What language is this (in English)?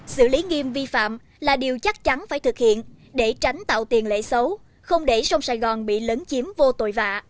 Vietnamese